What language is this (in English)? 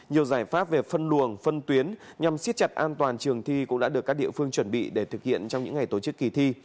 Vietnamese